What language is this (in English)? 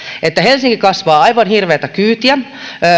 Finnish